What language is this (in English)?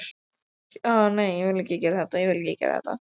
Icelandic